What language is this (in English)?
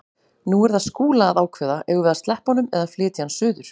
Icelandic